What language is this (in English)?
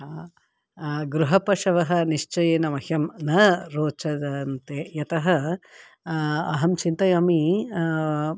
Sanskrit